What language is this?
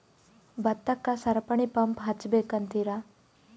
Kannada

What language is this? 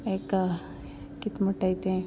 Konkani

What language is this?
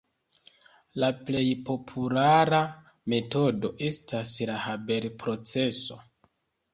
Esperanto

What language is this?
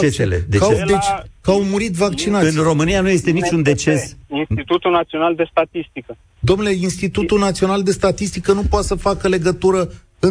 Romanian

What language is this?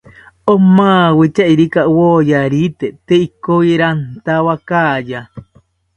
South Ucayali Ashéninka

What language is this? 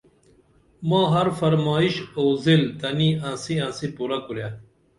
Dameli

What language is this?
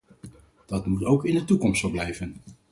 Dutch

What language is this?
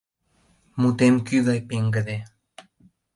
Mari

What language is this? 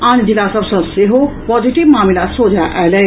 Maithili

